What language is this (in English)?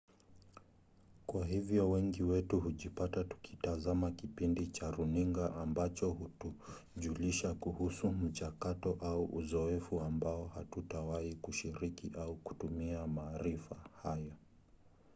Swahili